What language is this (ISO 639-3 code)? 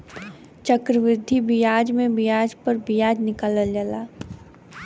bho